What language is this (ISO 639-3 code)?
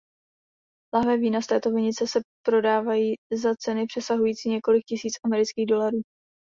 ces